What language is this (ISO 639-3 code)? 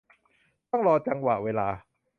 tha